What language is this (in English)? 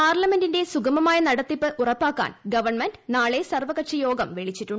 Malayalam